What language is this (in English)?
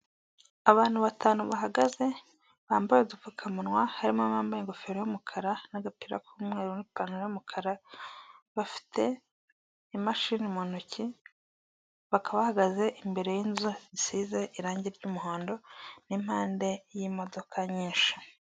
Kinyarwanda